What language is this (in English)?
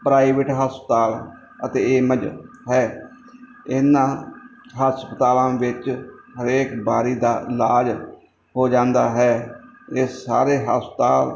Punjabi